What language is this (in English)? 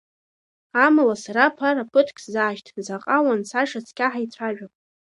Abkhazian